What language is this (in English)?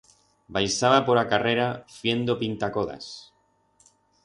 Aragonese